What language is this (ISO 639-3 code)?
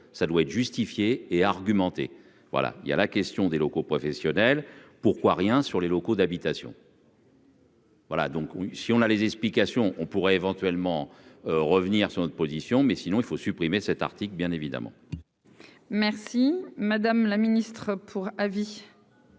fra